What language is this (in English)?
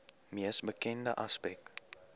Afrikaans